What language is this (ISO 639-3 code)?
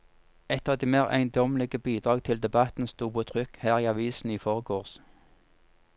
nor